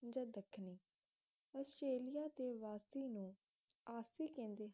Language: Punjabi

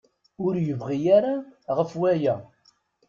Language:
Kabyle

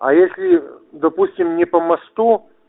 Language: Russian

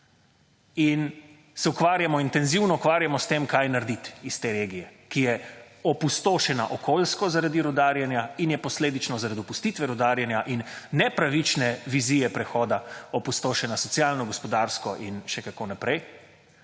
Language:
Slovenian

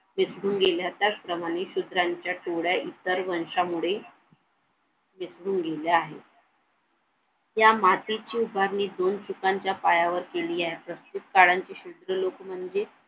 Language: Marathi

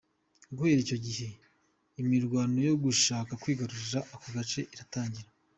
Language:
Kinyarwanda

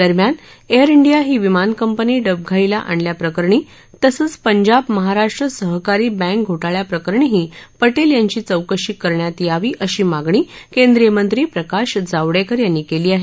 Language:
Marathi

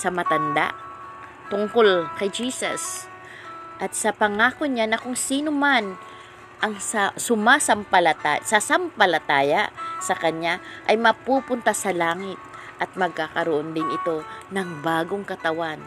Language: Filipino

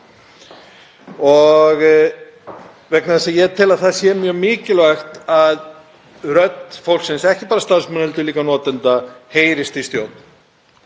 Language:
Icelandic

